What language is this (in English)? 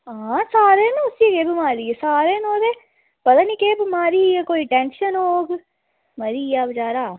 Dogri